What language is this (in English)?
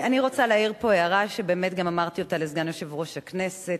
Hebrew